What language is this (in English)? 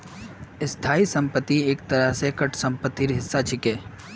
Magahi